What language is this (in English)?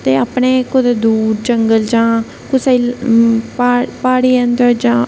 Dogri